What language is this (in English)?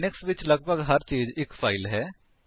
Punjabi